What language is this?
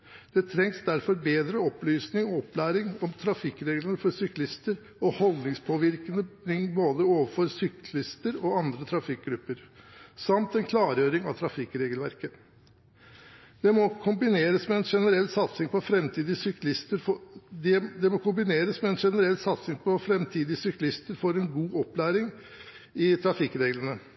Norwegian Bokmål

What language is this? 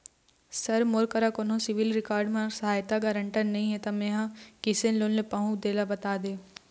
Chhattisgarhi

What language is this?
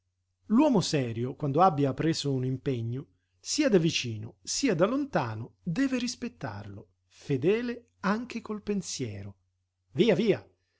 Italian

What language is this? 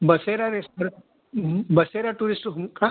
Marathi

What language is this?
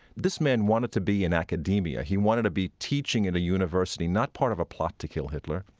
English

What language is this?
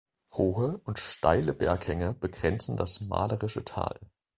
German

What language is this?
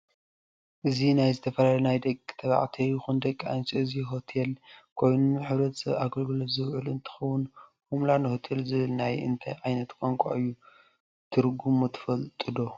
Tigrinya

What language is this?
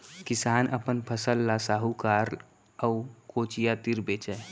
Chhattisgarhi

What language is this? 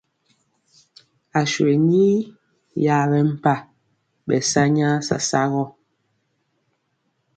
Mpiemo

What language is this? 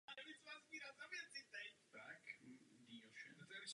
Czech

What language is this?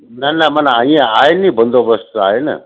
Sindhi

